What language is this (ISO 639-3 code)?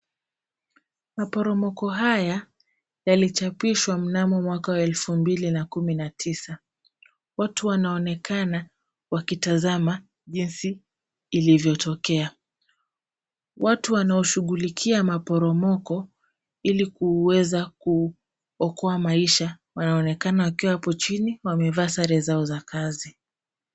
swa